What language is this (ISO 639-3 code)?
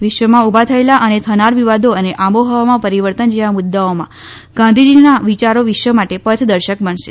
guj